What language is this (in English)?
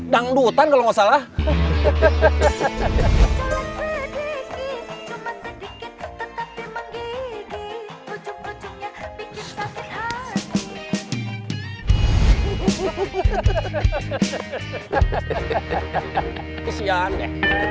Indonesian